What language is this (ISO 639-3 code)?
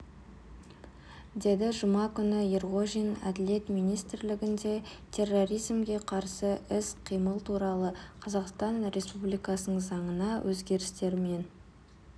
kaz